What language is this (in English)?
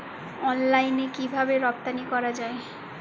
Bangla